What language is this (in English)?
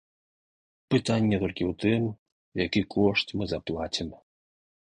Belarusian